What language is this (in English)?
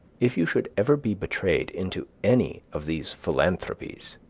English